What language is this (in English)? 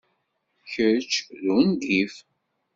Kabyle